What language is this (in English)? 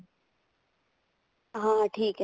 Punjabi